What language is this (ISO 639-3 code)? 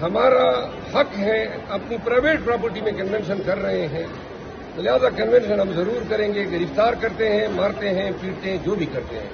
ara